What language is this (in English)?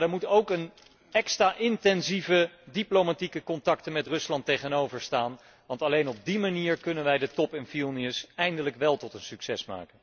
Dutch